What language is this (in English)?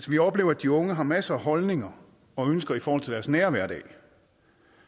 Danish